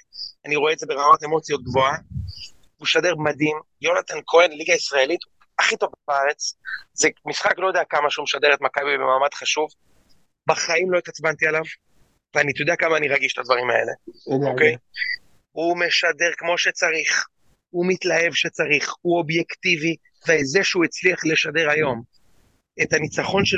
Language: Hebrew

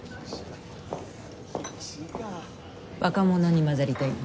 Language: Japanese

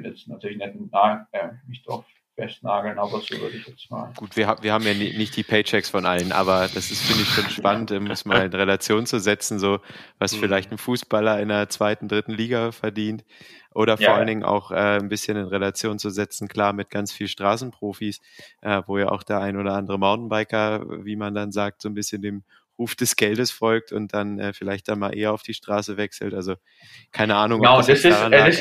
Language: German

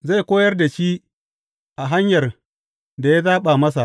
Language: Hausa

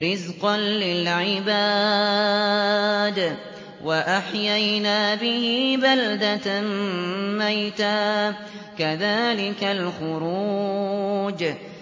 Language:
Arabic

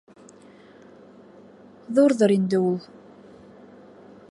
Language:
Bashkir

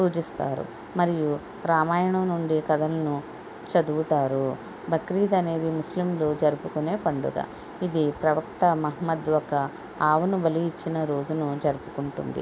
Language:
Telugu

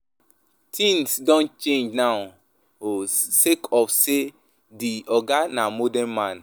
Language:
Nigerian Pidgin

